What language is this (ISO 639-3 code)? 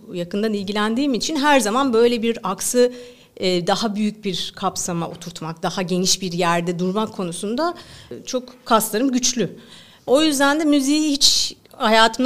tur